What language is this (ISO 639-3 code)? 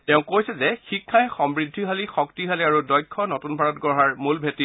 asm